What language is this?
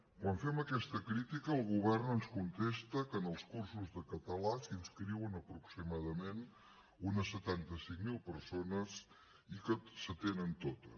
Catalan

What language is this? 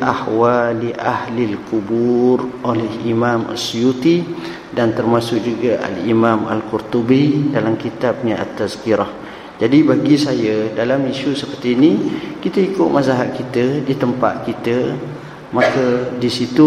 Malay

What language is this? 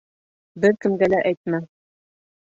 Bashkir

